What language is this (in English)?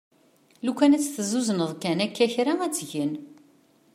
Kabyle